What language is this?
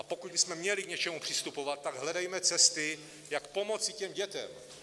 Czech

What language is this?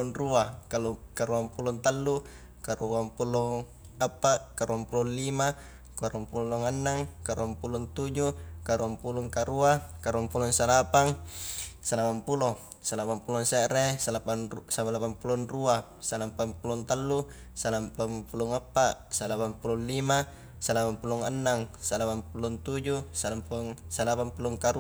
Highland Konjo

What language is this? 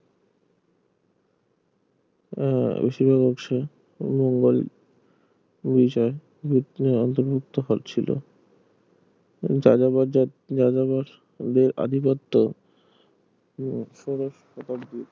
Bangla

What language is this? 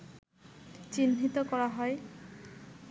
Bangla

